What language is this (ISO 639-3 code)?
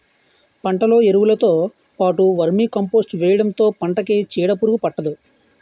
tel